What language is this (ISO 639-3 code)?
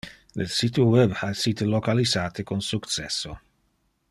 ina